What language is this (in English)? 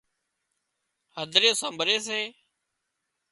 Wadiyara Koli